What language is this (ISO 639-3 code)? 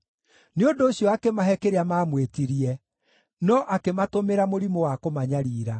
kik